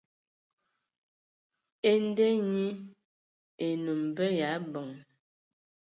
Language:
Ewondo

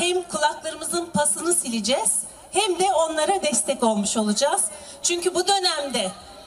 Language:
Turkish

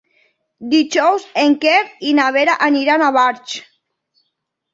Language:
Catalan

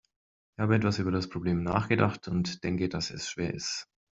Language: German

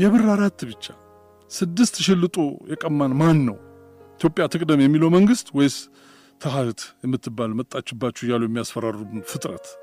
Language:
Amharic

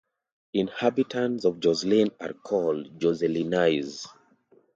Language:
English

